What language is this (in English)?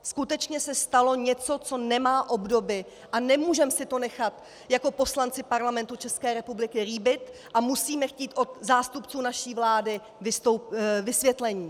Czech